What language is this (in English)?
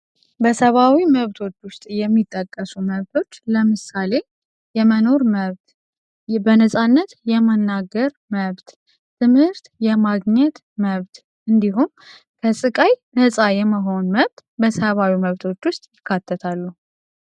Amharic